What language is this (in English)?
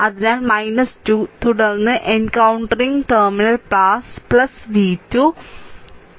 Malayalam